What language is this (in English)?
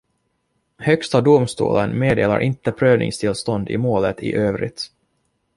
Swedish